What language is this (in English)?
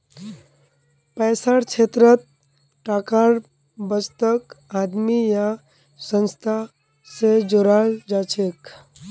Magahi